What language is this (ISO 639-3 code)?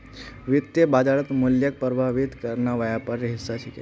mag